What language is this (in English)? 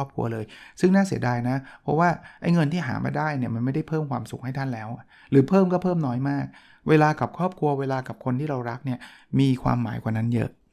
Thai